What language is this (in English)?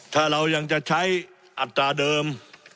Thai